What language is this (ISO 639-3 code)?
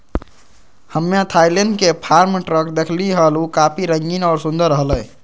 mag